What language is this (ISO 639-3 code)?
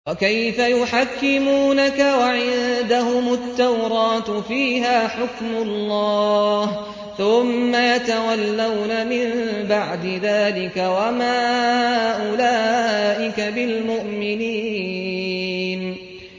ara